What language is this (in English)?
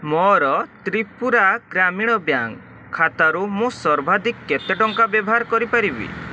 Odia